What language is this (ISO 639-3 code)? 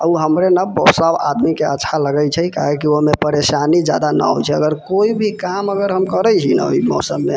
mai